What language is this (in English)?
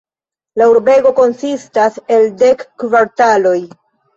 Esperanto